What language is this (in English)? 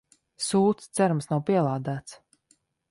Latvian